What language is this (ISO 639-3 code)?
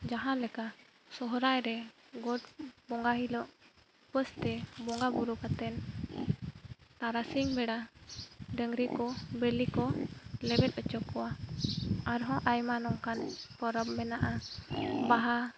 sat